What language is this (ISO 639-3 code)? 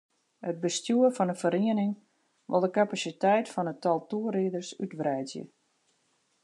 fry